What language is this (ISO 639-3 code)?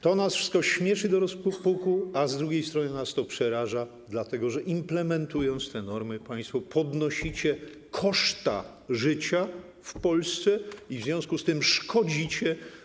pol